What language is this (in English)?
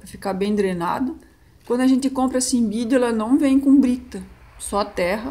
Portuguese